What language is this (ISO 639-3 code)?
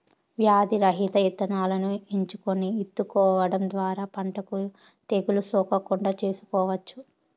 tel